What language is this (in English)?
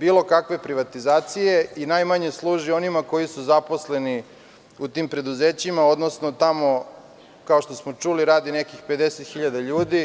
Serbian